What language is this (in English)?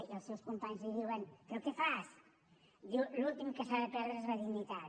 Catalan